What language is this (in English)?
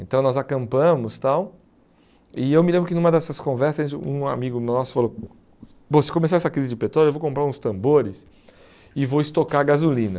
Portuguese